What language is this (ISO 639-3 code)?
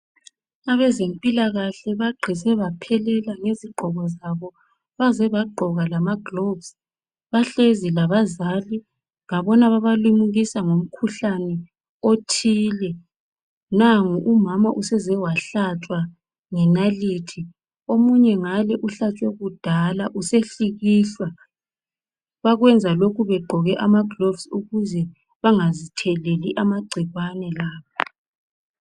nde